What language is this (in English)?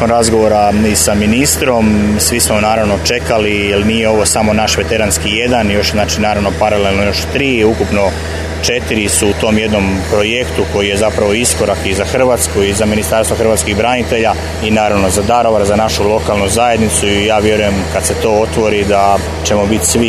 Croatian